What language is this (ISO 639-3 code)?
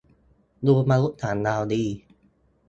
tha